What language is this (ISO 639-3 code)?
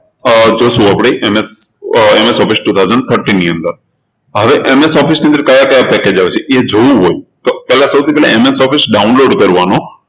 guj